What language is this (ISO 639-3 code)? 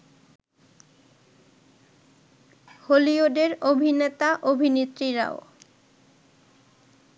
ben